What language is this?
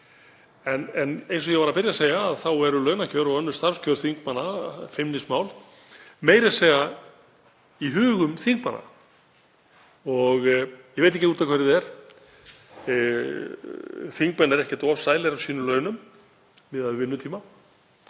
Icelandic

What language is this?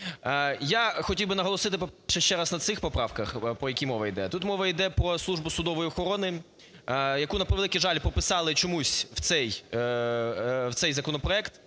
Ukrainian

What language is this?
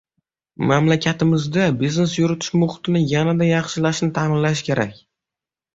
Uzbek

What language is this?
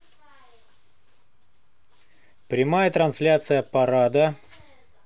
Russian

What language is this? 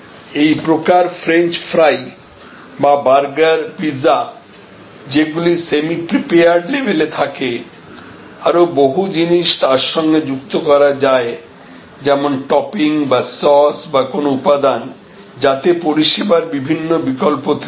Bangla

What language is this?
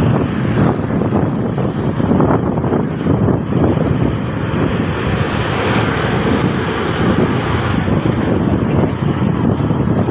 Indonesian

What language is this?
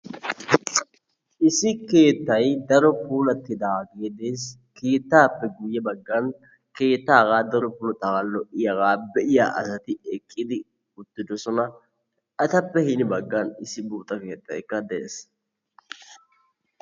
Wolaytta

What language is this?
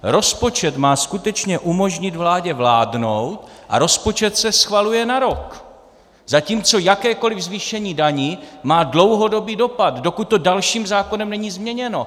Czech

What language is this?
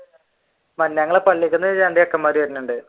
Malayalam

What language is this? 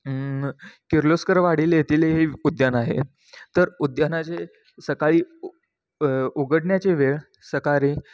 Marathi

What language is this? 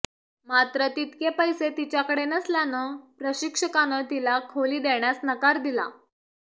Marathi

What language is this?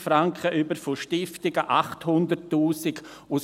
Swiss German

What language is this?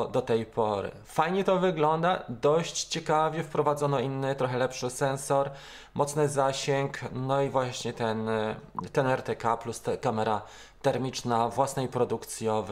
Polish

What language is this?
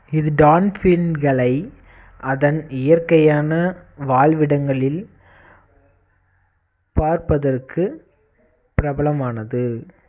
Tamil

